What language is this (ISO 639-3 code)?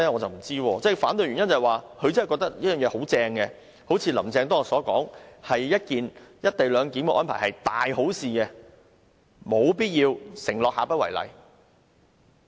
yue